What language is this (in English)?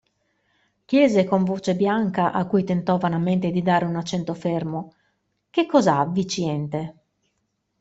Italian